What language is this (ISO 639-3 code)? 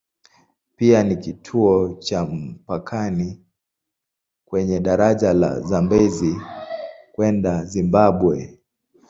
swa